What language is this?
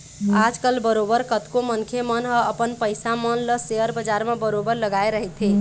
Chhattisgarhi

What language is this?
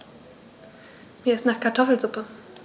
German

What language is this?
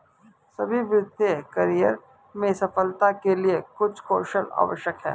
Hindi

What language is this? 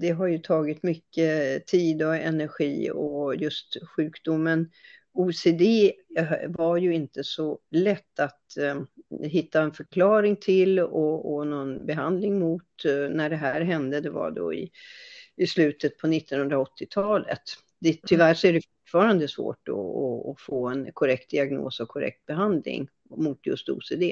Swedish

